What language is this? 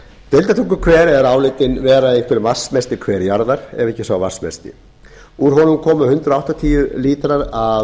Icelandic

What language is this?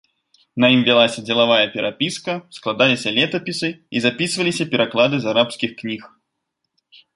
Belarusian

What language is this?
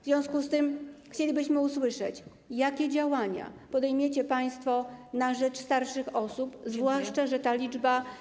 Polish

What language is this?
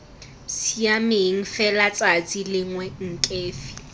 Tswana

